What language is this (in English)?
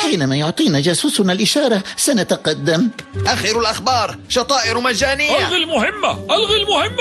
Arabic